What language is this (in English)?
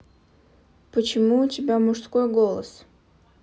Russian